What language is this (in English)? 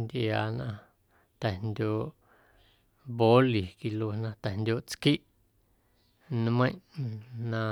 Guerrero Amuzgo